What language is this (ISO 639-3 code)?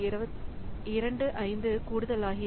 tam